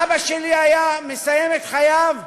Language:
Hebrew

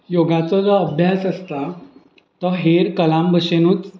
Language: Konkani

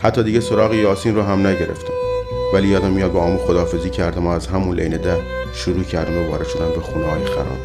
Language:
Persian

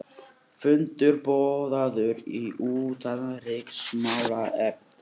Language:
Icelandic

